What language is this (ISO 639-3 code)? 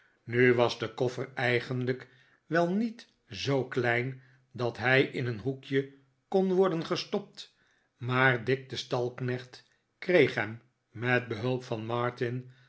nld